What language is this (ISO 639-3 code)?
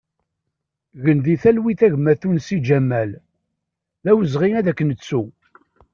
kab